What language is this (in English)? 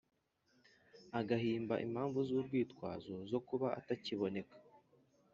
Kinyarwanda